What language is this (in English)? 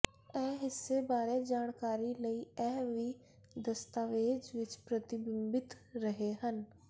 Punjabi